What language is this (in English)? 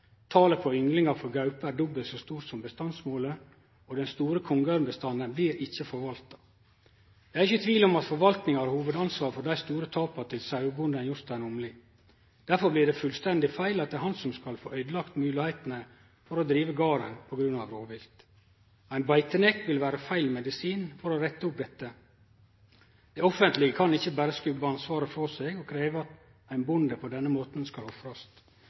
Norwegian Nynorsk